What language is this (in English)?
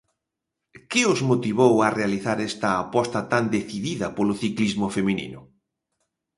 Galician